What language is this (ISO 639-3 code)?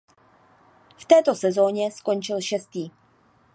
ces